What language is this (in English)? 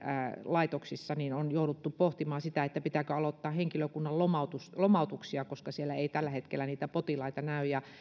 Finnish